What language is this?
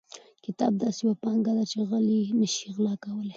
Pashto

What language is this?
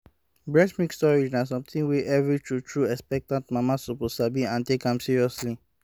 Nigerian Pidgin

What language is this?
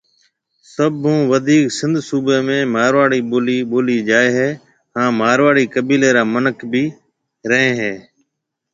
Marwari (Pakistan)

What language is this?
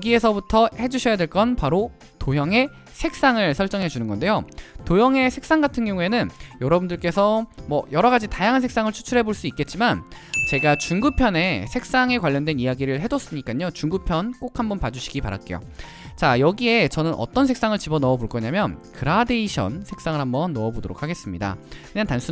Korean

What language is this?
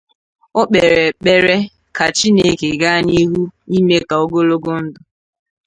Igbo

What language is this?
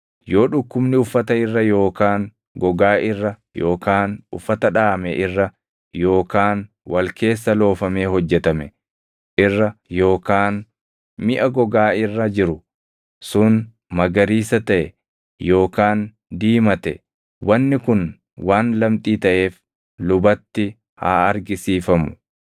Oromo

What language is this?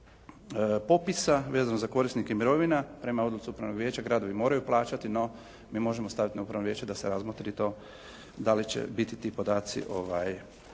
Croatian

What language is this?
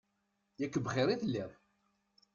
Kabyle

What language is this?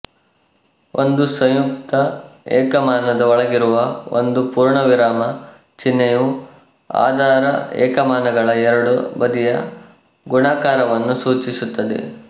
Kannada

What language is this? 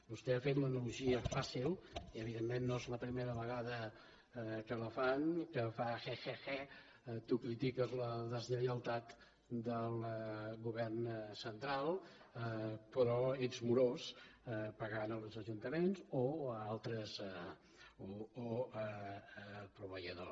Catalan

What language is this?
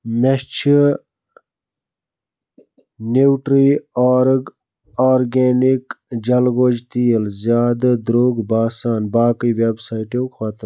Kashmiri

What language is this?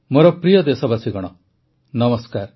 Odia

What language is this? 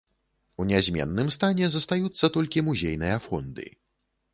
Belarusian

